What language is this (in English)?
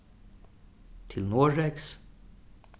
Faroese